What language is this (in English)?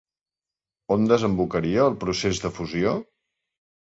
Catalan